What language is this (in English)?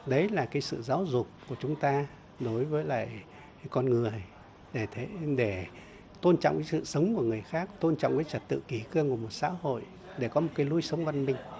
Vietnamese